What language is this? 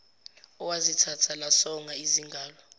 Zulu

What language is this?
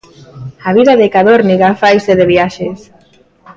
Galician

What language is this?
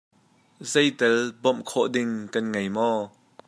Hakha Chin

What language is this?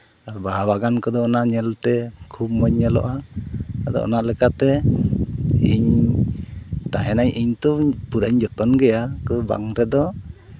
Santali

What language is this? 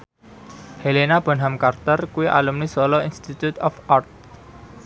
Javanese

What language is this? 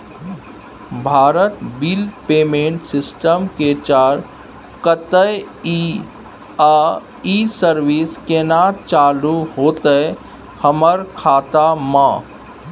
Maithili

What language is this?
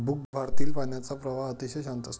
Marathi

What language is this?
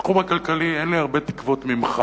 Hebrew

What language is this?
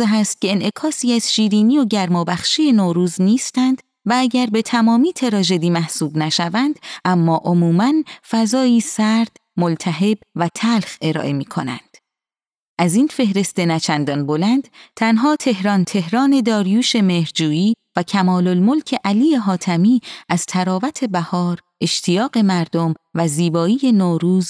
Persian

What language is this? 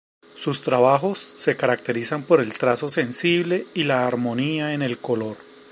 Spanish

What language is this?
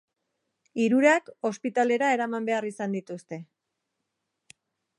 Basque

